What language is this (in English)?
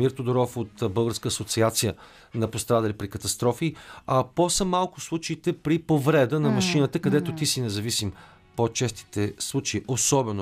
Bulgarian